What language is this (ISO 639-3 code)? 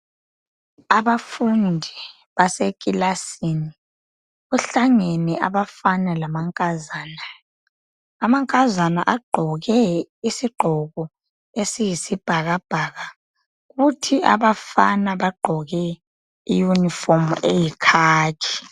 nde